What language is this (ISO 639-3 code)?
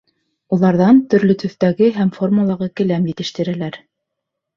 bak